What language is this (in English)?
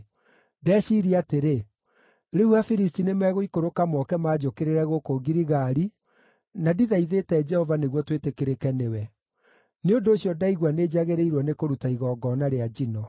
Kikuyu